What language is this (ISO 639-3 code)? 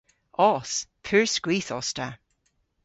cor